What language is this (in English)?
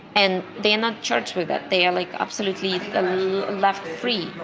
English